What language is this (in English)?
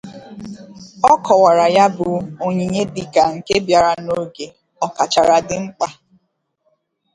Igbo